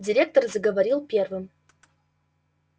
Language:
Russian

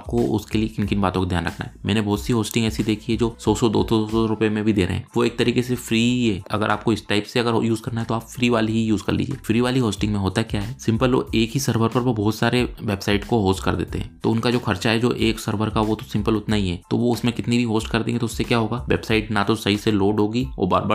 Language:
Hindi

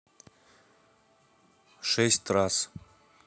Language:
Russian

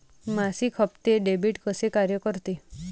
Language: Marathi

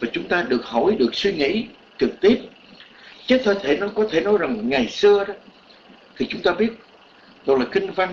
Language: Vietnamese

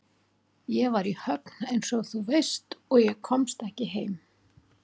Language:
Icelandic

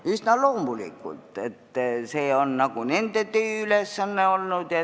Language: Estonian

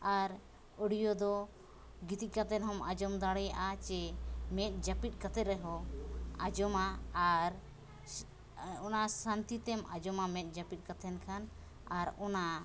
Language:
Santali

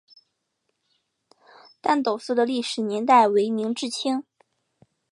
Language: Chinese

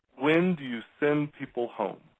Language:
English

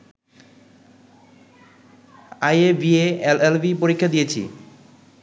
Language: Bangla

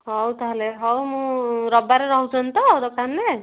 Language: Odia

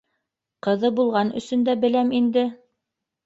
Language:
Bashkir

